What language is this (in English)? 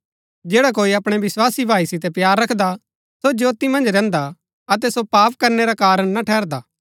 Gaddi